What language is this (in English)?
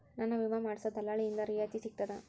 Kannada